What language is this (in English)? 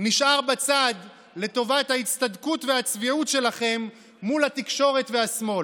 Hebrew